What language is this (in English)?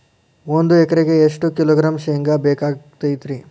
Kannada